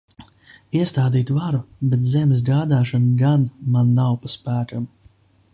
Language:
Latvian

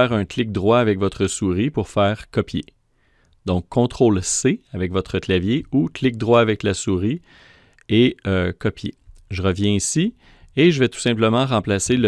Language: French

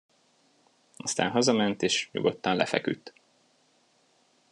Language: Hungarian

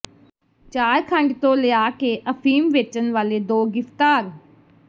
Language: Punjabi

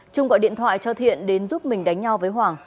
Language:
Vietnamese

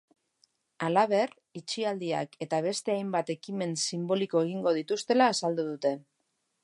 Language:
Basque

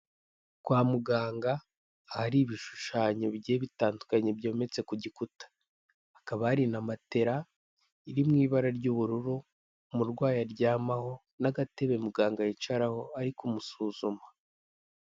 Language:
Kinyarwanda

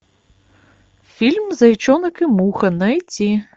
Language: Russian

